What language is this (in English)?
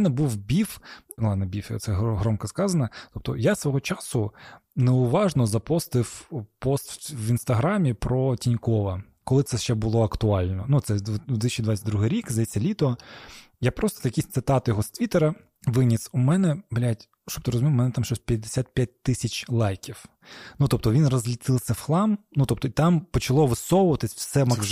Ukrainian